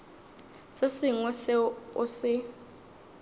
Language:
Northern Sotho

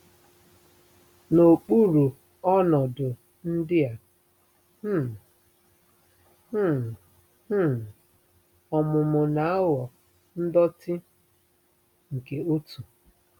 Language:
Igbo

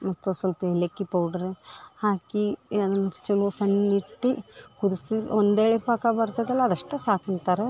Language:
Kannada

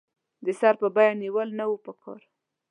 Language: Pashto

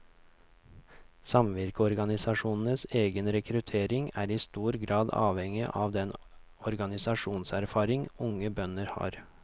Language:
Norwegian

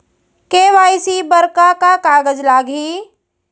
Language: Chhattisgarhi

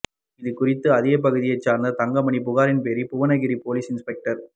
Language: Tamil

